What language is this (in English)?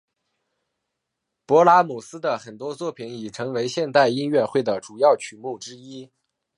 Chinese